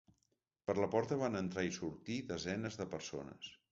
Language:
Catalan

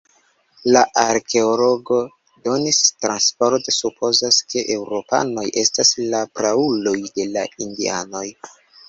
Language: Esperanto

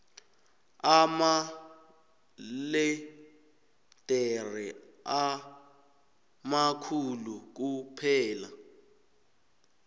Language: South Ndebele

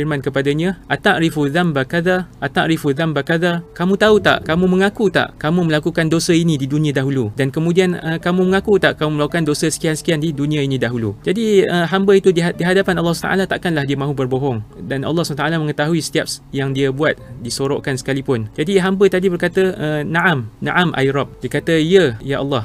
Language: Malay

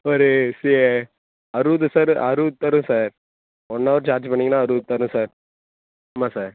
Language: Tamil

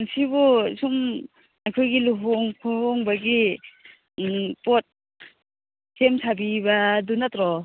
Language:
Manipuri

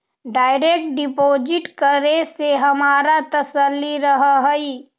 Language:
Magahi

